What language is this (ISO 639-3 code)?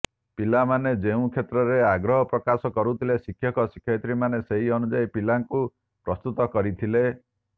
ori